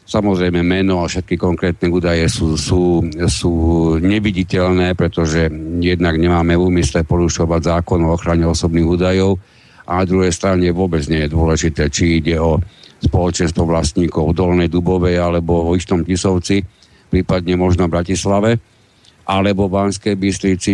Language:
Slovak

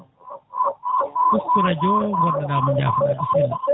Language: Fula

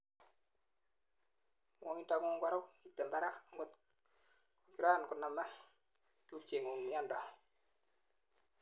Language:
Kalenjin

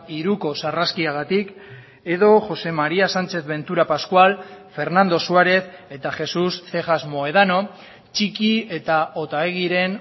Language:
Basque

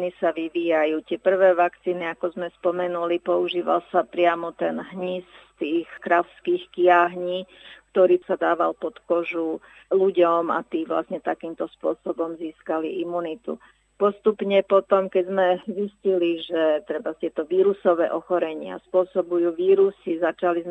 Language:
Slovak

